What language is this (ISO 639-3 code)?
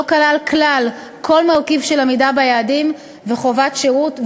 heb